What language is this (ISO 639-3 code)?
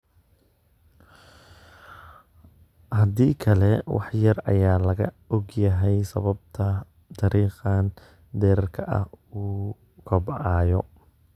som